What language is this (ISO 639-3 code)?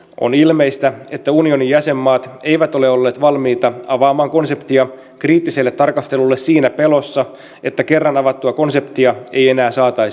fin